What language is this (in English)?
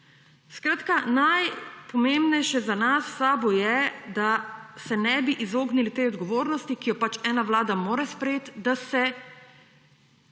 Slovenian